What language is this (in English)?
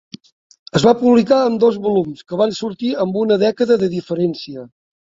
Catalan